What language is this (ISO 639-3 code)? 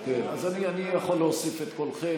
heb